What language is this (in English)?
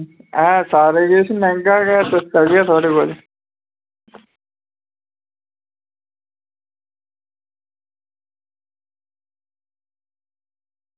Dogri